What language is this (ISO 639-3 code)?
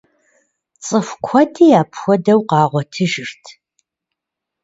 kbd